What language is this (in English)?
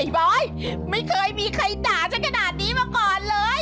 Thai